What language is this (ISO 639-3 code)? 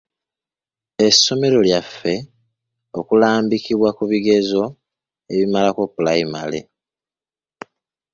lug